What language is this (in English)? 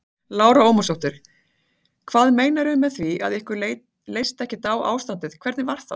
Icelandic